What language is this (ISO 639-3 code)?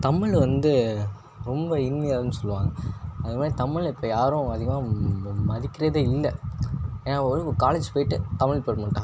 tam